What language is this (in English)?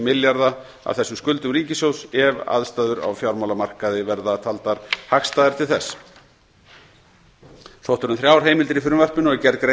Icelandic